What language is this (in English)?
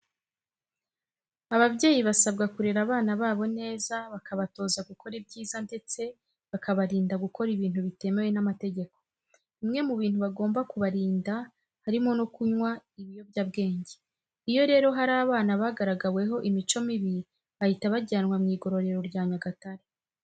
Kinyarwanda